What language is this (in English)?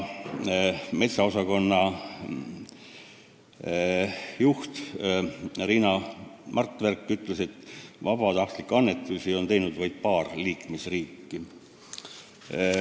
Estonian